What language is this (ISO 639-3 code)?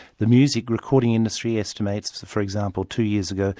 eng